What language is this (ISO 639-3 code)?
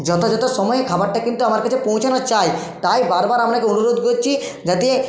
ben